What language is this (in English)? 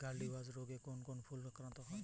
Bangla